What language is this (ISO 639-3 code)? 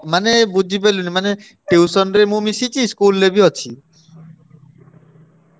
ori